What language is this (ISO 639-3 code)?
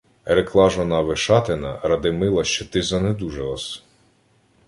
ukr